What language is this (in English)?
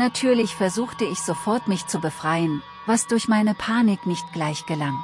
German